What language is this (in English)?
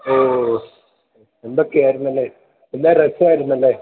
Malayalam